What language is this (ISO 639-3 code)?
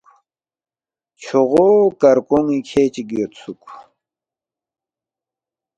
bft